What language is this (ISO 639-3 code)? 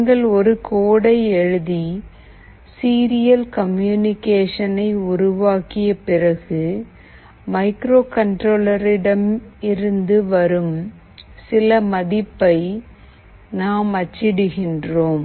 tam